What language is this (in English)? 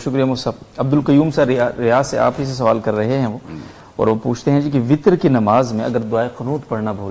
Urdu